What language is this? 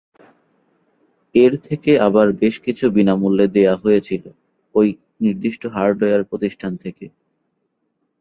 Bangla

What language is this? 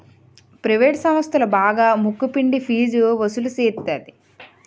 Telugu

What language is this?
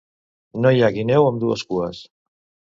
Catalan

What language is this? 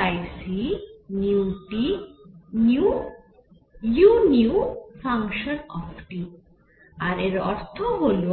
Bangla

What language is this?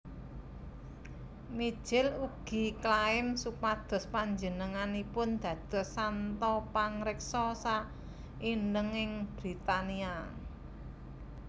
Javanese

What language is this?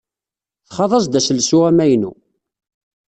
Kabyle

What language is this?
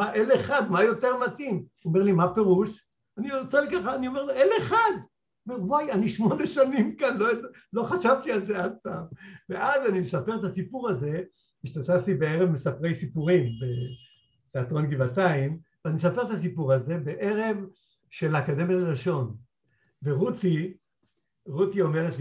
Hebrew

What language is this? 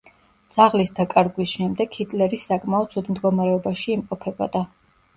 Georgian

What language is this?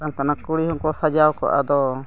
Santali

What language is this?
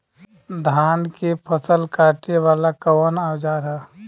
Bhojpuri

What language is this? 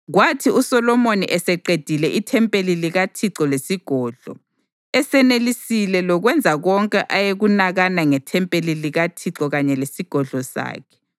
North Ndebele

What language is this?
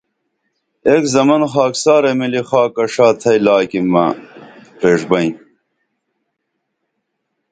Dameli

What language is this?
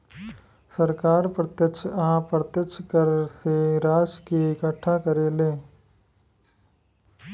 Bhojpuri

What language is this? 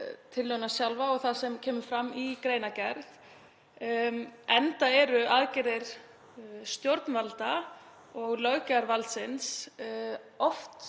Icelandic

